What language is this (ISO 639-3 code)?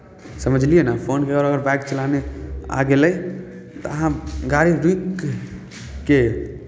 mai